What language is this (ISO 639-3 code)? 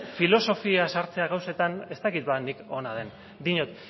eus